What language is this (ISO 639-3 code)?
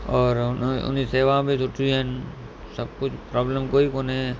snd